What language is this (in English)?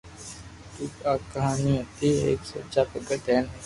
Loarki